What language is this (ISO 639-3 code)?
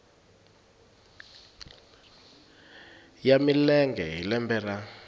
tso